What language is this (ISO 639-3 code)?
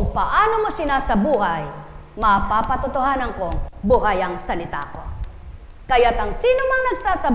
fil